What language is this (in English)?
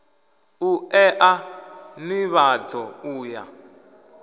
Venda